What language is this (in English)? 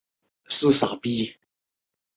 Chinese